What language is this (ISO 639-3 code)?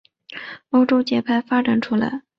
zho